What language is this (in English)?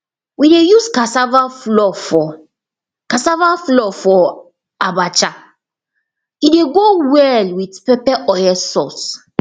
Nigerian Pidgin